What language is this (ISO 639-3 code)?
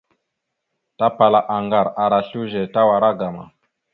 mxu